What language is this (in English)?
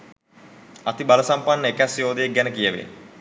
Sinhala